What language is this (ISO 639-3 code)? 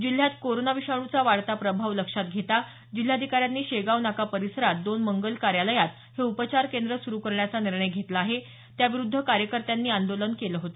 mar